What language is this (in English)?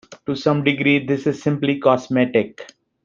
English